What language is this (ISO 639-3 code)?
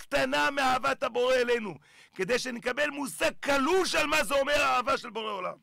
heb